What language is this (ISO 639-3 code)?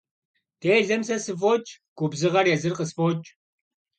kbd